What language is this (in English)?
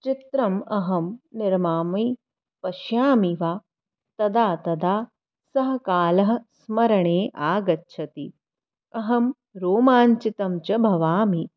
Sanskrit